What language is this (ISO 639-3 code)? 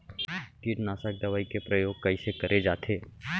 hne